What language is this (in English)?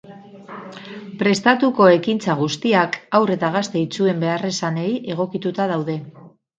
Basque